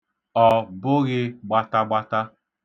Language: Igbo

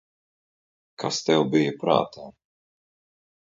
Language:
Latvian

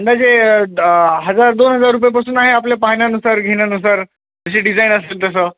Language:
Marathi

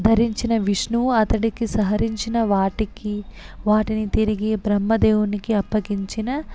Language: Telugu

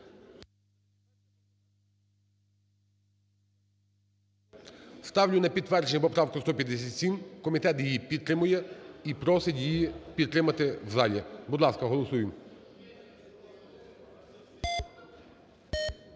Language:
Ukrainian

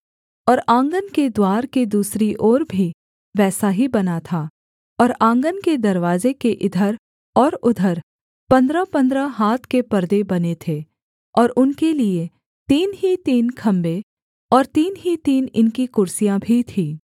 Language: Hindi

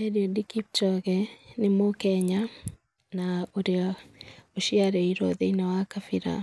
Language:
Kikuyu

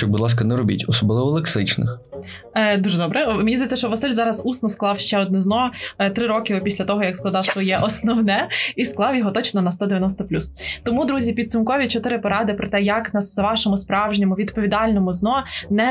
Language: Ukrainian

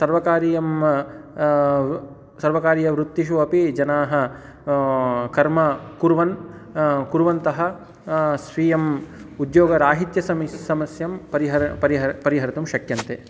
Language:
Sanskrit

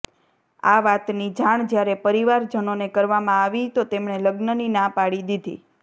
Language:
Gujarati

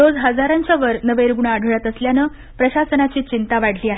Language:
Marathi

